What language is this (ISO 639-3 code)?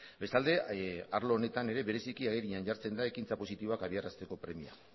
eus